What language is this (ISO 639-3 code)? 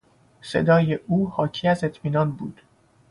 fas